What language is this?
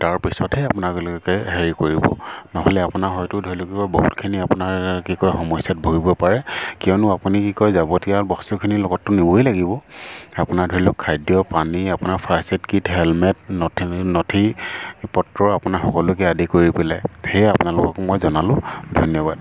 Assamese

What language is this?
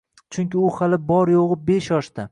Uzbek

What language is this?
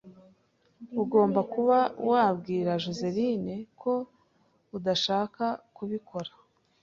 Kinyarwanda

